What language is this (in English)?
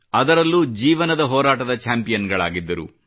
Kannada